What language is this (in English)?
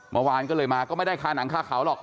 Thai